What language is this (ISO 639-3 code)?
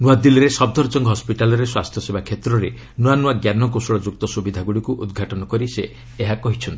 ori